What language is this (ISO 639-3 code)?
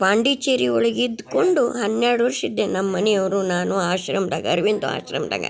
kan